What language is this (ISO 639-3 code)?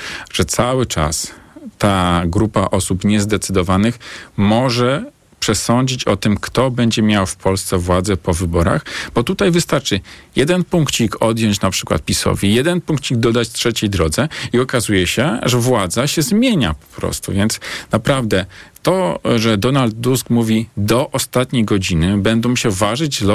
pol